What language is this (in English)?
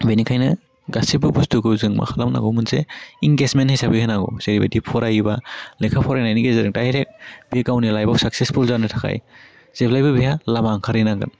Bodo